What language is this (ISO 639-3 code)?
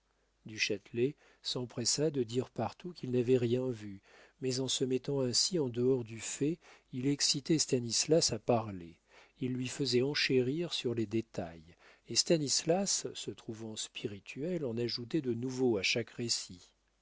fra